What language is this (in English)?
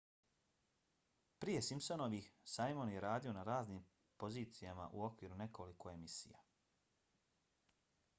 Bosnian